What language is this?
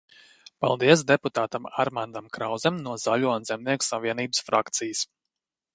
Latvian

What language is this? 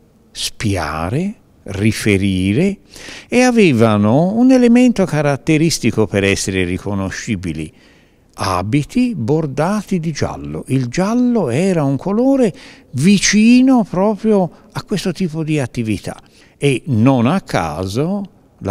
Italian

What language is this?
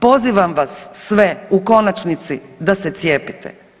Croatian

